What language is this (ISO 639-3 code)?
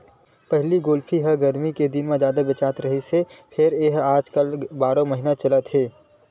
hne